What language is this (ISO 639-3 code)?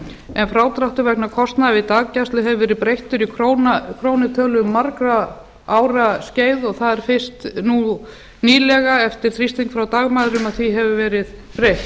isl